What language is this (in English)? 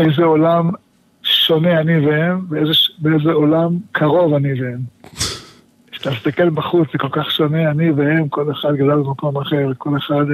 Hebrew